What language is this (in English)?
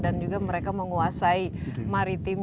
Indonesian